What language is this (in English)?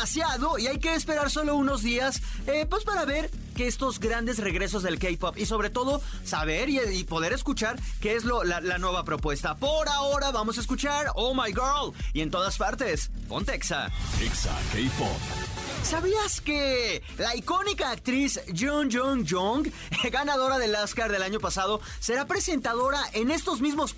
Spanish